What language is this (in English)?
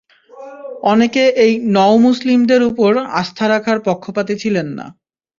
Bangla